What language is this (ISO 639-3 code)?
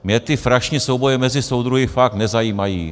ces